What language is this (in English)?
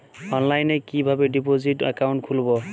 Bangla